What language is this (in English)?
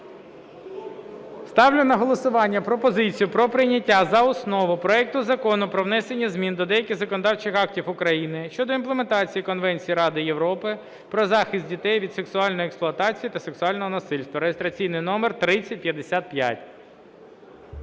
Ukrainian